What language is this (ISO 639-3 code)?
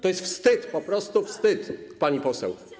pol